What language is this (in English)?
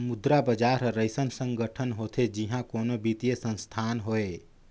Chhattisgarhi